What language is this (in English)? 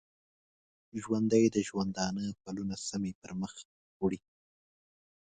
Pashto